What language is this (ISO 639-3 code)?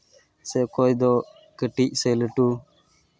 sat